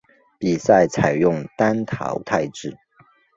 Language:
Chinese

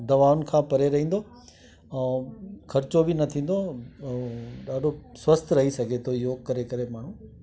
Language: Sindhi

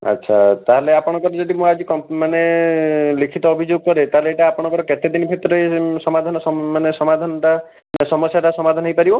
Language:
Odia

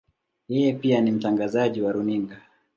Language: Swahili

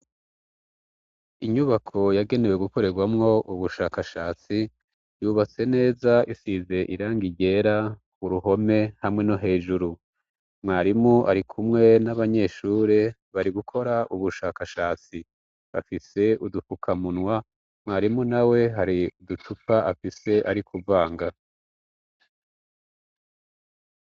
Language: Rundi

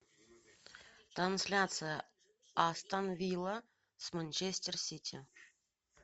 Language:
Russian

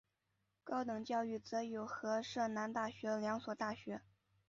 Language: Chinese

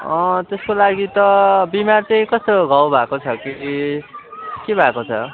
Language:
Nepali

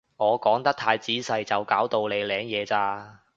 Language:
Cantonese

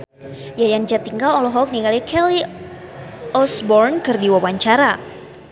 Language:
Sundanese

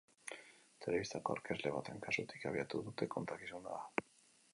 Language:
Basque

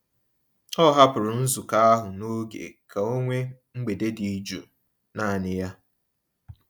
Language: Igbo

